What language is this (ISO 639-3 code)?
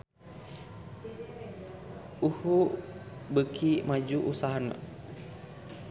sun